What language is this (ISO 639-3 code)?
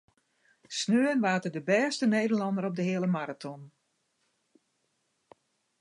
fry